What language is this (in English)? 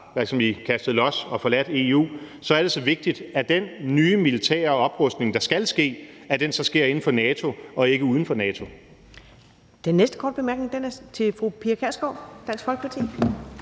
Danish